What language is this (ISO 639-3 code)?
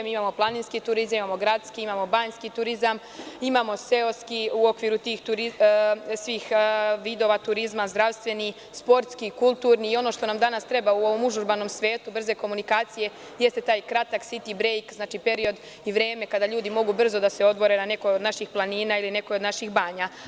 srp